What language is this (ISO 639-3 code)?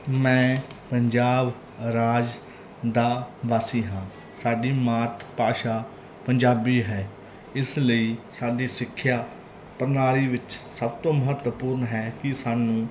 pan